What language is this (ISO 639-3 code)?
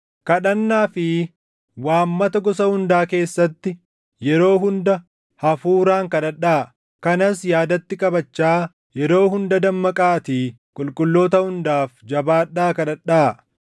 orm